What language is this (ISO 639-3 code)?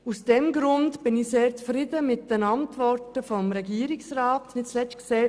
gsw